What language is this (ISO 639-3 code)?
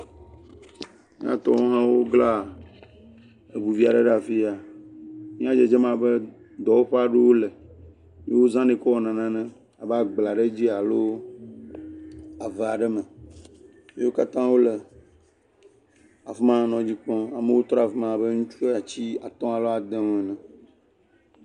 ewe